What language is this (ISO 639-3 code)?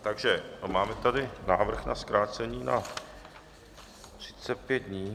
ces